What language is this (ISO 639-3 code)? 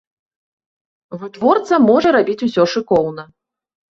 bel